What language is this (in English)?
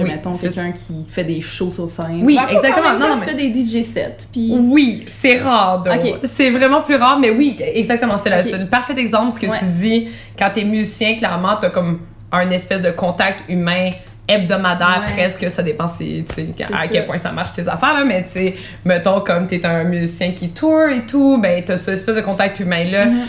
French